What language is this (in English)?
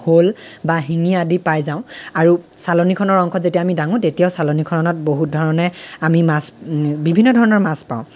Assamese